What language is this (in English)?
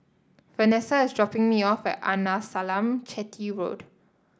English